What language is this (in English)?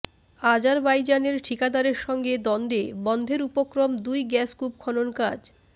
Bangla